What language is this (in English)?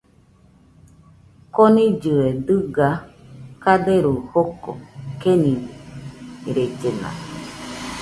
Nüpode Huitoto